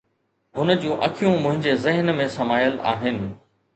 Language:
Sindhi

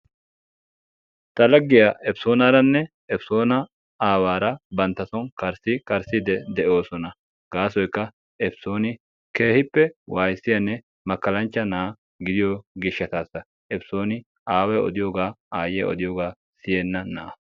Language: Wolaytta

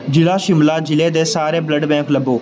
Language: Punjabi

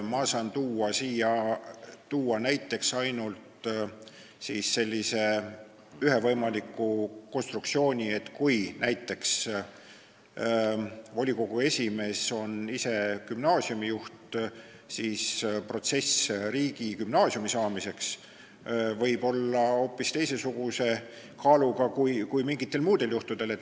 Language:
Estonian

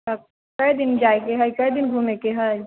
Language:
Maithili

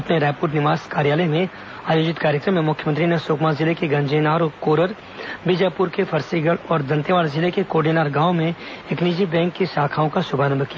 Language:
Hindi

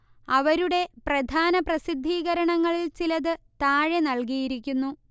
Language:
Malayalam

